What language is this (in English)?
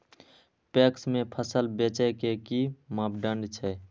Maithili